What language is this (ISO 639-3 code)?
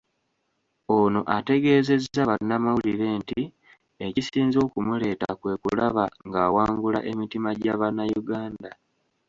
lug